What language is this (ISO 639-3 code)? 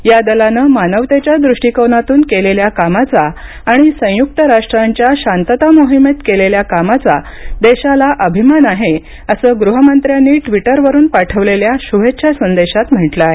mar